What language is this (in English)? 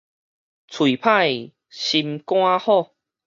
Min Nan Chinese